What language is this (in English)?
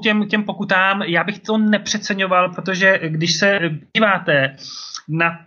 Czech